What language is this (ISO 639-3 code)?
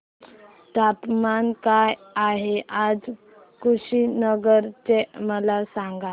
mar